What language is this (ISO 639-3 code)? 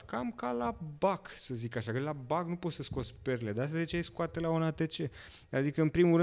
ron